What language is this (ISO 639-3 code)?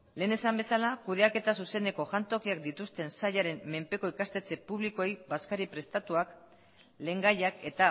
eus